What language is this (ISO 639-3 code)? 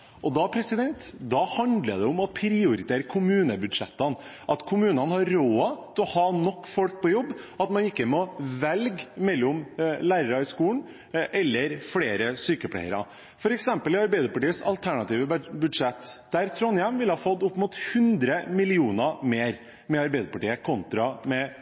nob